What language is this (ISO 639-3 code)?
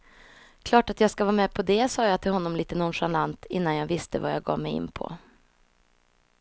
swe